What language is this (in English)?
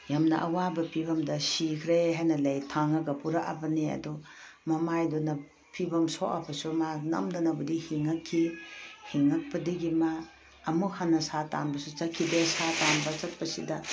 Manipuri